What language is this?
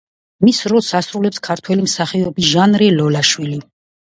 Georgian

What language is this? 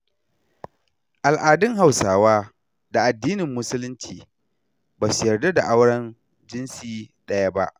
Hausa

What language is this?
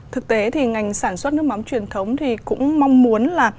Vietnamese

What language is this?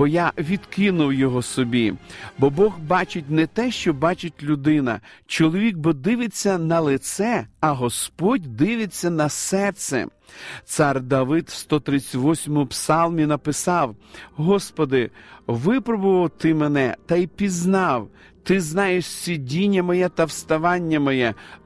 Ukrainian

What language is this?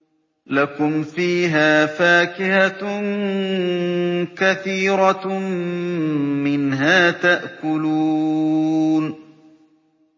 Arabic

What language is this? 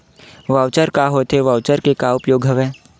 Chhattisgarhi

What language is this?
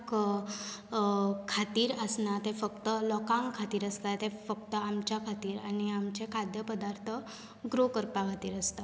Konkani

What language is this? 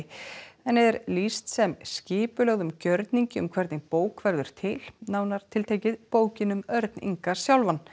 Icelandic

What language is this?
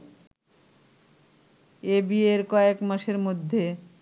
Bangla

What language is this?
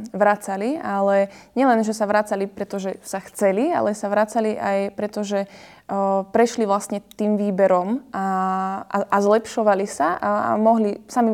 Slovak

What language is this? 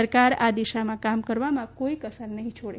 Gujarati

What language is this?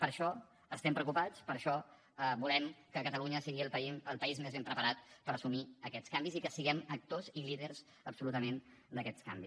Catalan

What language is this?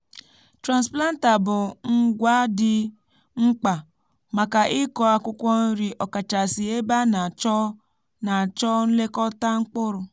Igbo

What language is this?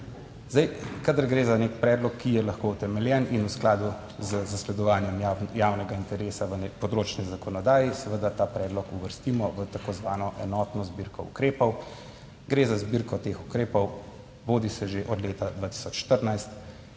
Slovenian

